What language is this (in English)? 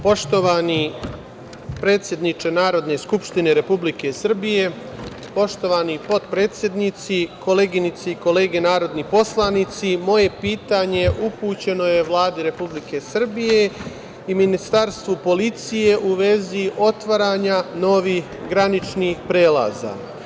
Serbian